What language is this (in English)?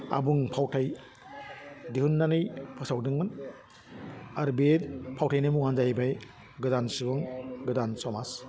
Bodo